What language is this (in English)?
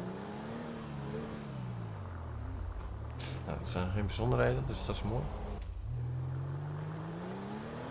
Dutch